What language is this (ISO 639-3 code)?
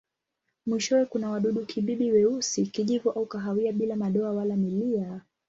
swa